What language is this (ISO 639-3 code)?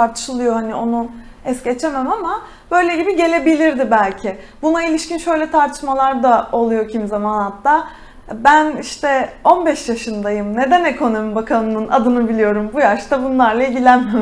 tur